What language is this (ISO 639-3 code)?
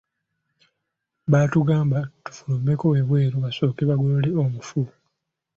lug